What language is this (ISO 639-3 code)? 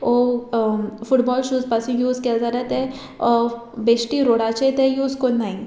kok